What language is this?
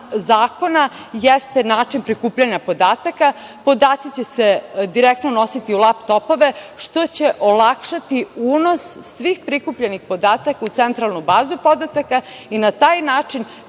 Serbian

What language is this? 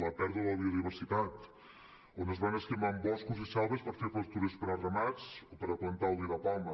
Catalan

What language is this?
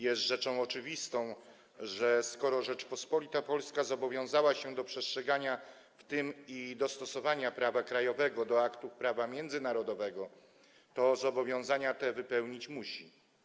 Polish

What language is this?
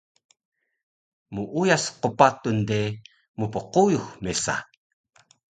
Taroko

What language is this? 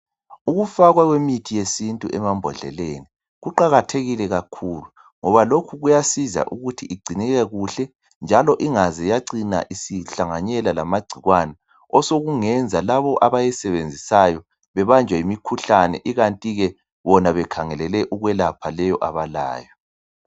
North Ndebele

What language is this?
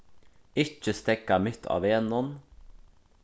Faroese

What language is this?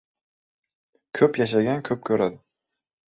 Uzbek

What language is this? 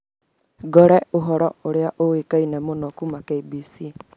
Kikuyu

